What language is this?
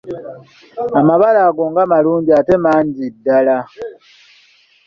Ganda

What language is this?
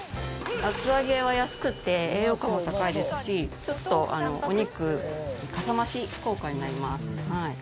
Japanese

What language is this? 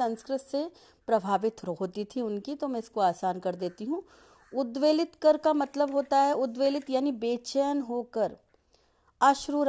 Hindi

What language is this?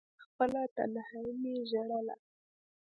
Pashto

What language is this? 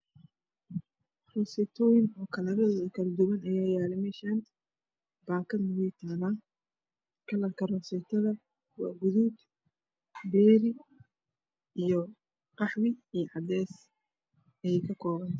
Somali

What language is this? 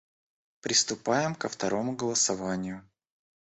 Russian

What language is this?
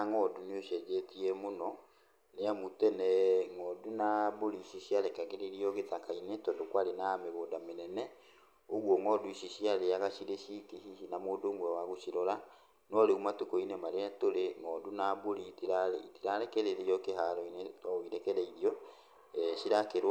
Kikuyu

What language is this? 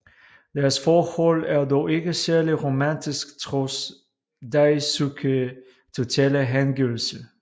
Danish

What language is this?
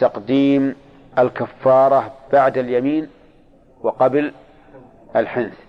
Arabic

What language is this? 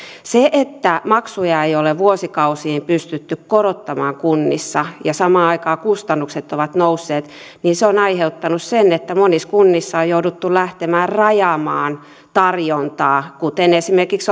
Finnish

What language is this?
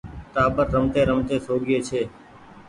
Goaria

